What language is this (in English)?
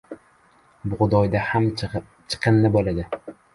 Uzbek